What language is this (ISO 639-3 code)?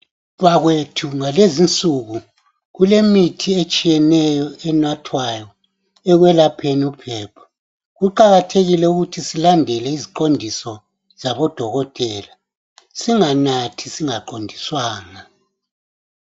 nde